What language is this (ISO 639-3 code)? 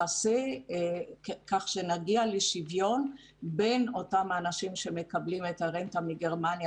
heb